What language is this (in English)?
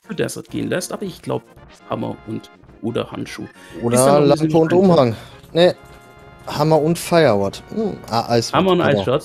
German